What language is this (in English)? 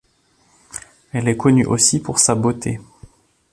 French